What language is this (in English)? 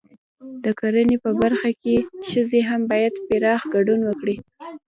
Pashto